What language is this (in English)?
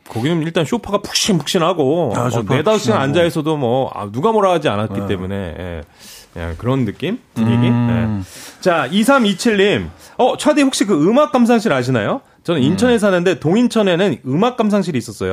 Korean